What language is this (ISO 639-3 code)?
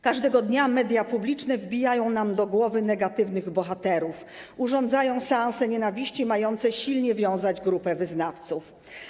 pol